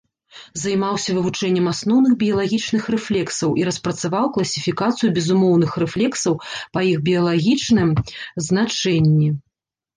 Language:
Belarusian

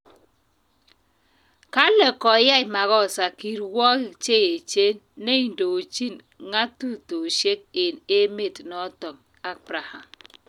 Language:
Kalenjin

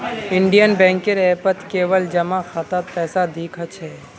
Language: Magahi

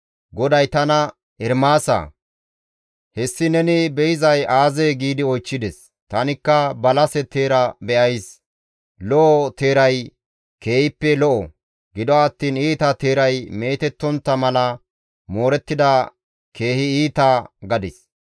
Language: Gamo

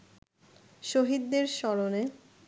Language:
Bangla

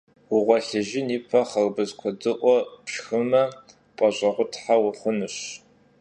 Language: Kabardian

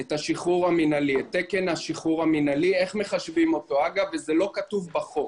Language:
Hebrew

